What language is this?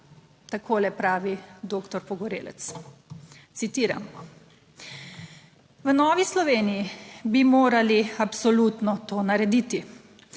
Slovenian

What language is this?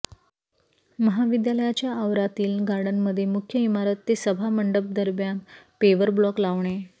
Marathi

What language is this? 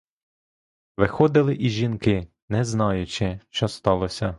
Ukrainian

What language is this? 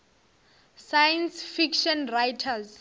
Northern Sotho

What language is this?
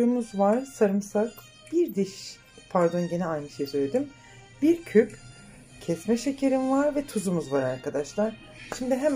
Turkish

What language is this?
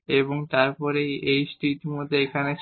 Bangla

